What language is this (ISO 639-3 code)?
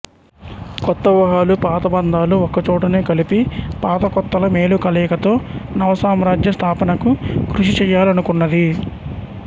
tel